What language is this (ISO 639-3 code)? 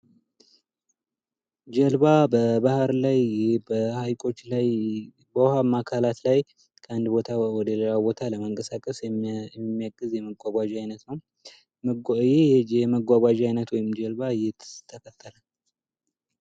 amh